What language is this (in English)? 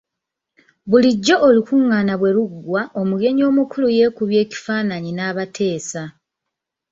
Ganda